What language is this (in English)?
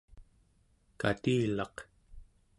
Central Yupik